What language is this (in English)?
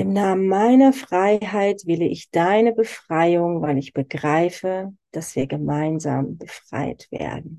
German